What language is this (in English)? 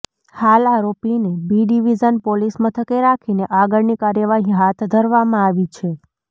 Gujarati